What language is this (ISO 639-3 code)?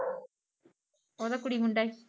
pan